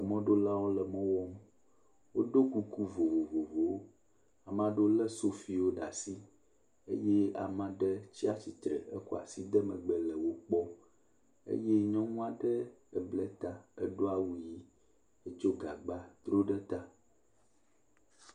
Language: Ewe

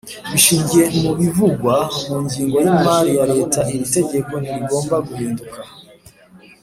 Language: Kinyarwanda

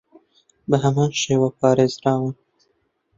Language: Central Kurdish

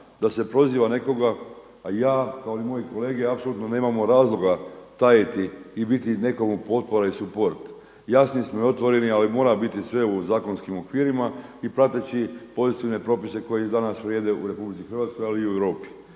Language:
Croatian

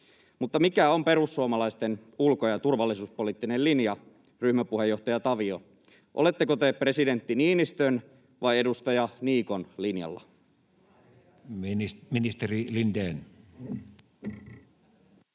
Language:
Finnish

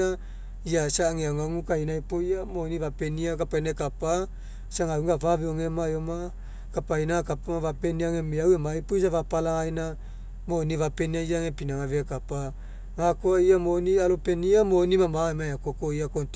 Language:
Mekeo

